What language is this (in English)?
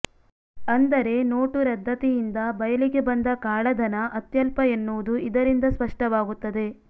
Kannada